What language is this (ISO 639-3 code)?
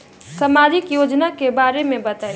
bho